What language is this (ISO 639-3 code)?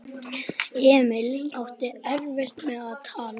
isl